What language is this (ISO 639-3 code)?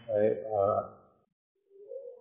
tel